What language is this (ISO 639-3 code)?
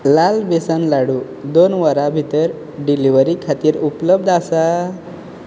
kok